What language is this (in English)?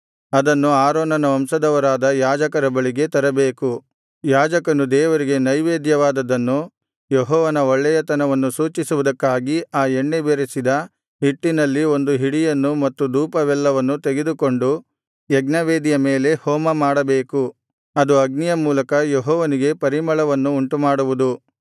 Kannada